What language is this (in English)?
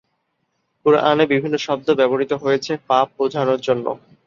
Bangla